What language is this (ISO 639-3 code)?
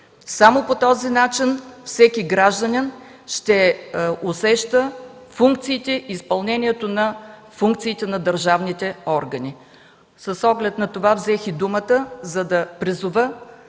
bul